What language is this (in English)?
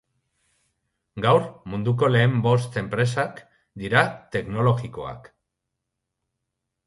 Basque